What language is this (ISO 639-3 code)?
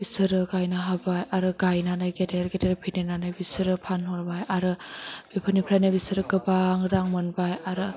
brx